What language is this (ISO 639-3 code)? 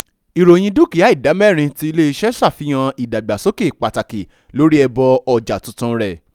yor